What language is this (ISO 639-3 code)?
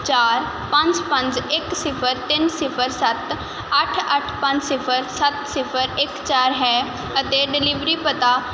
pan